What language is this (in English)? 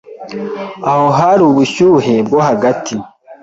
Kinyarwanda